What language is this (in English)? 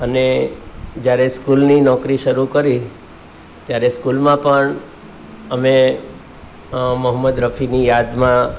Gujarati